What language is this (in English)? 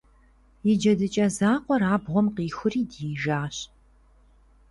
Kabardian